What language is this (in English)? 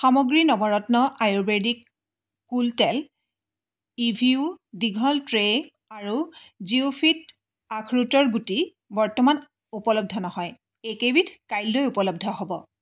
Assamese